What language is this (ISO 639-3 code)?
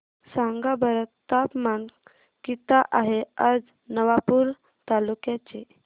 mar